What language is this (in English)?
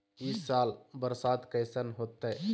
Magahi